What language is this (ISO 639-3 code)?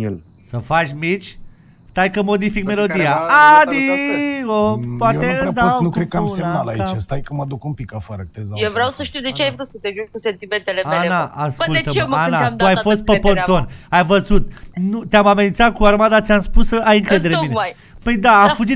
ron